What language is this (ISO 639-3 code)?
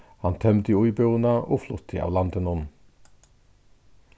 fao